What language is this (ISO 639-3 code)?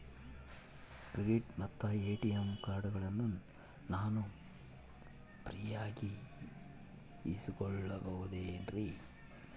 kan